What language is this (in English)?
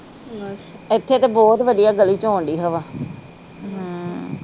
Punjabi